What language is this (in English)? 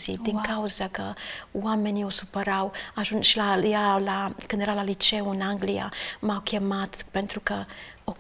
Romanian